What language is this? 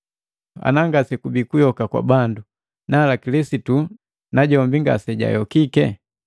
Matengo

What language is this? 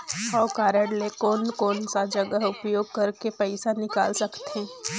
Chhattisgarhi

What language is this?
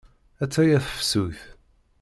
Kabyle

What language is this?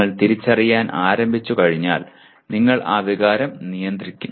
Malayalam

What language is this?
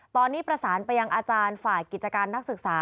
Thai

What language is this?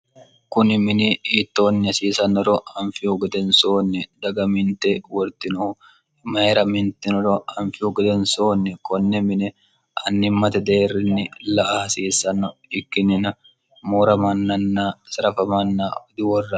Sidamo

